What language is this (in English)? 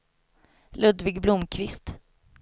Swedish